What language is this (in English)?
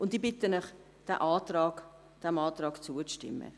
Swiss German